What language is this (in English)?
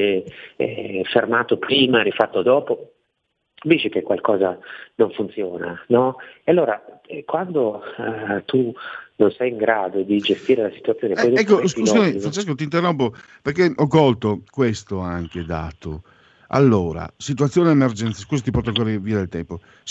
Italian